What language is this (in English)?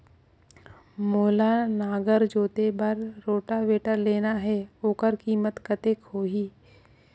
Chhattisgarhi